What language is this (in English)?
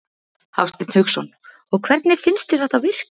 Icelandic